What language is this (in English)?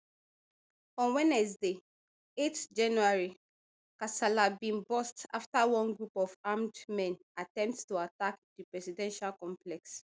Nigerian Pidgin